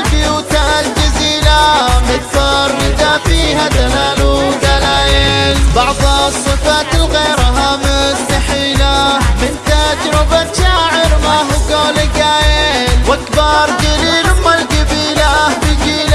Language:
Arabic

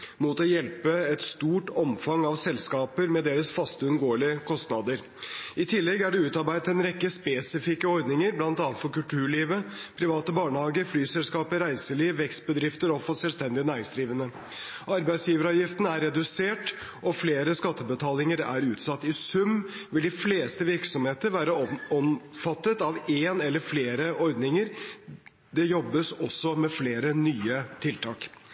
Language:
Norwegian Bokmål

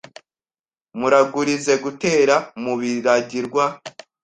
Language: Kinyarwanda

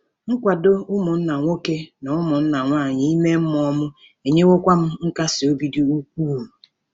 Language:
Igbo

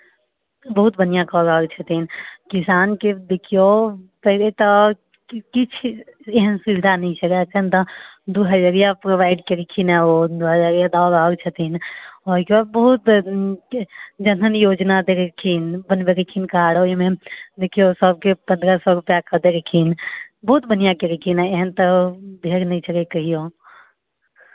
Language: Maithili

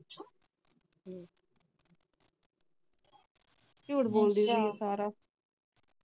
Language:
Punjabi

